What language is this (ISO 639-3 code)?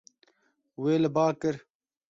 kur